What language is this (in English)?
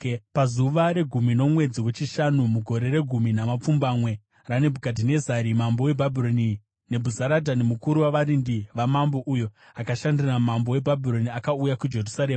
Shona